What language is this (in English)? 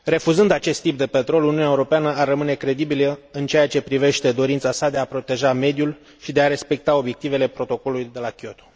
Romanian